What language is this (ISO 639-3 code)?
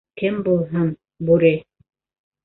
bak